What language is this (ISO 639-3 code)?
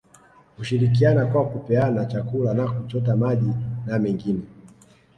swa